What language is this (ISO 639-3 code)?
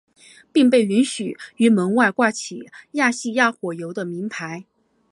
zho